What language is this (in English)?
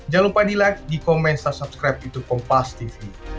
Indonesian